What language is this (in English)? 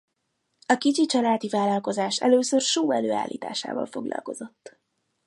Hungarian